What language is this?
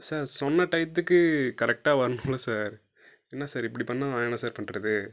Tamil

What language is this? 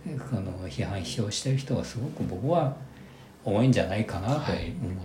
Japanese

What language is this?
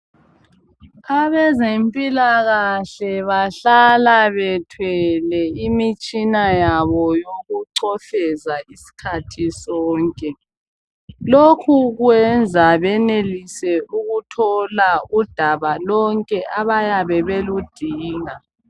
North Ndebele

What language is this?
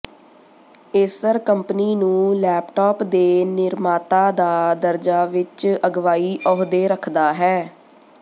Punjabi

